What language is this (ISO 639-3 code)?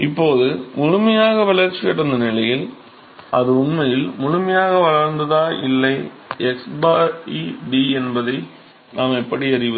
tam